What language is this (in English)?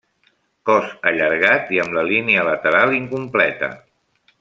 Catalan